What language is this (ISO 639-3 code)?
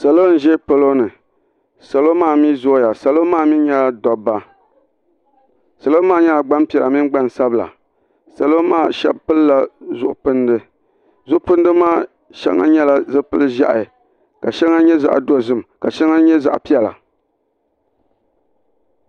dag